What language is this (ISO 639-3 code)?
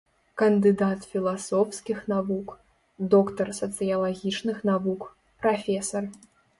bel